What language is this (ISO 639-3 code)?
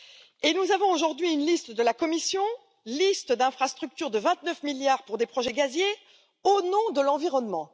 fra